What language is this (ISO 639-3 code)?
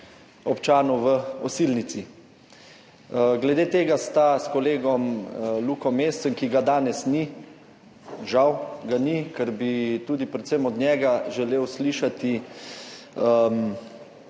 slv